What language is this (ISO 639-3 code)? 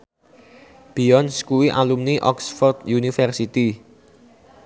jav